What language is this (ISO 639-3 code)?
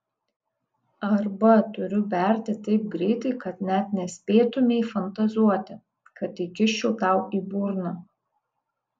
lit